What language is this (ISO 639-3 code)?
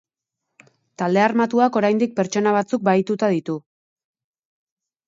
eus